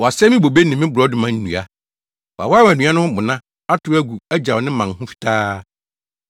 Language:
Akan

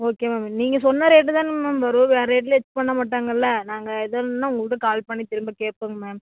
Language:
Tamil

